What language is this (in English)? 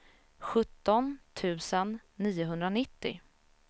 Swedish